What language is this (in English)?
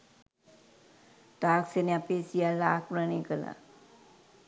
Sinhala